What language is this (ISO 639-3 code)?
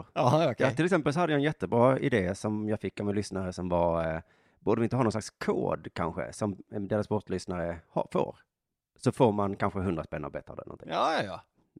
swe